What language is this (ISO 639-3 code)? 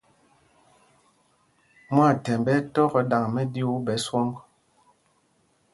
mgg